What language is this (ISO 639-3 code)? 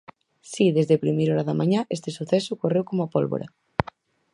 glg